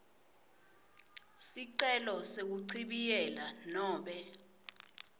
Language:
Swati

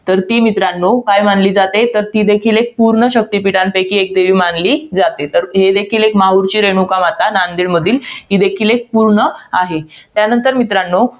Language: Marathi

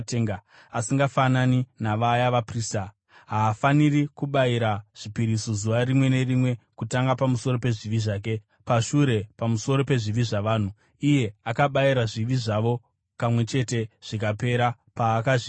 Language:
Shona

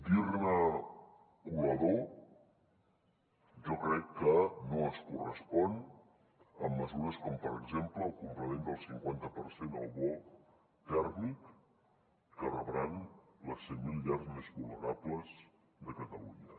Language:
Catalan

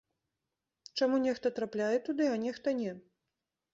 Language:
Belarusian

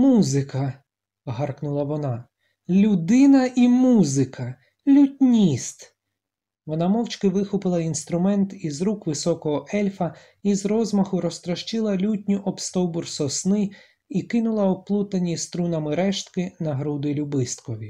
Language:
Ukrainian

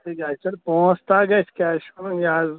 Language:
Kashmiri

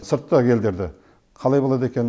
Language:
Kazakh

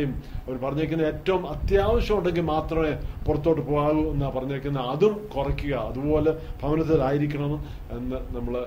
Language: Malayalam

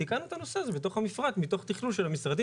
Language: Hebrew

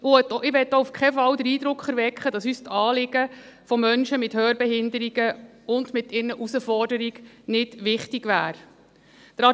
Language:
Swiss German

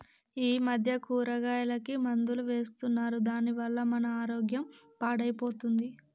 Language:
Telugu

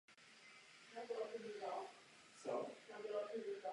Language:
Czech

